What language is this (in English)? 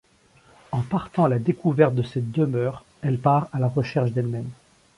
French